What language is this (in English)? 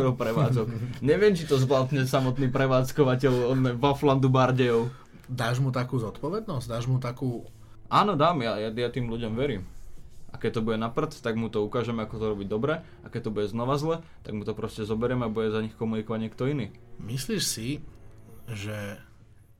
Slovak